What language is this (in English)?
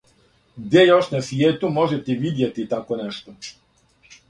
Serbian